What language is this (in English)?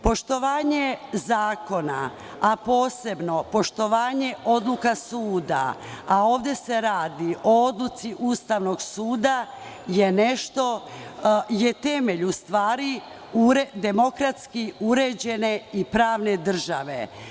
Serbian